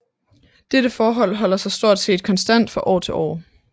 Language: Danish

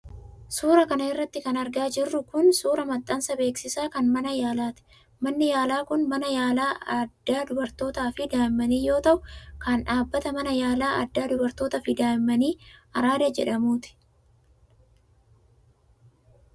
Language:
Oromo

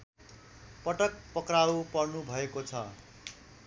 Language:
Nepali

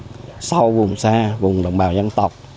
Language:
Vietnamese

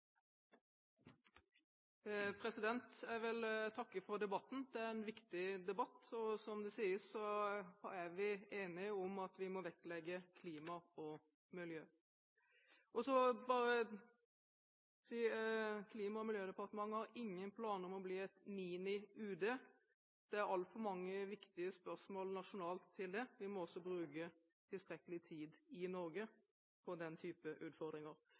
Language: Norwegian Bokmål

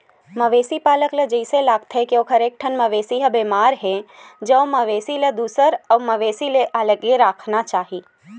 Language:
Chhattisgarhi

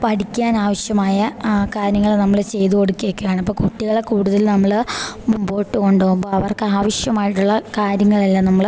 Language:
Malayalam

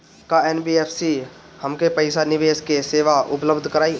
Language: Bhojpuri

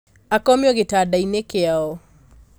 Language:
Kikuyu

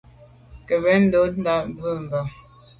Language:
Medumba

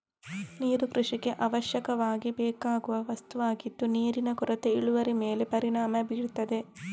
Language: Kannada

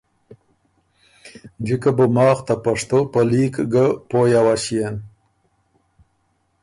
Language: Ormuri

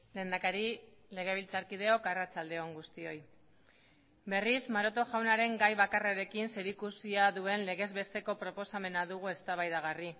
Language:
Basque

